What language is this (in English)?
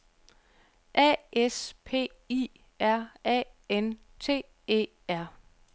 Danish